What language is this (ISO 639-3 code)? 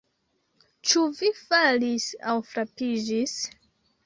epo